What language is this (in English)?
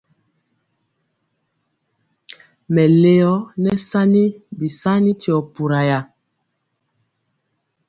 Mpiemo